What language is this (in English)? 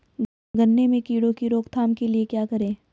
Hindi